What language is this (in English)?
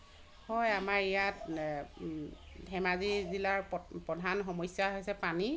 Assamese